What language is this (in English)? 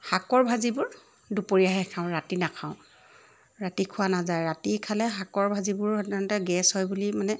Assamese